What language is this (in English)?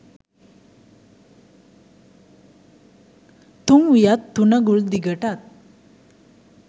Sinhala